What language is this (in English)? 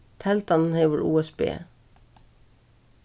Faroese